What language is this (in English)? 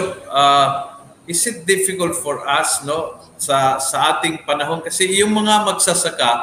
Filipino